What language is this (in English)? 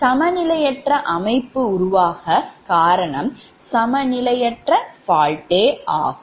Tamil